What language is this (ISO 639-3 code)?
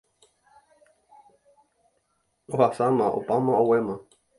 grn